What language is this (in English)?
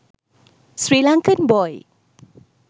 Sinhala